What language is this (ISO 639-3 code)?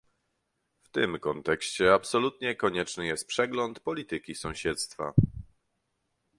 pol